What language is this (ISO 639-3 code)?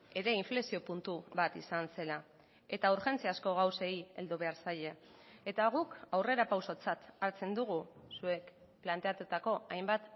eus